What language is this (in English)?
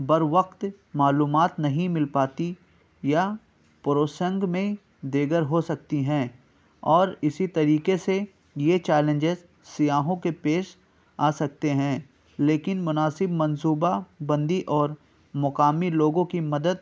Urdu